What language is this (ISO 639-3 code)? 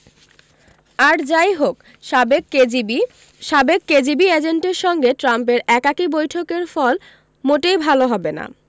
ben